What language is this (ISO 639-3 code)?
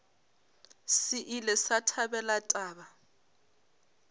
nso